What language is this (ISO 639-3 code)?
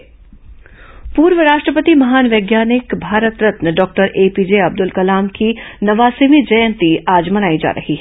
hin